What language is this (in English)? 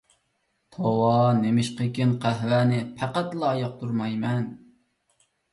Uyghur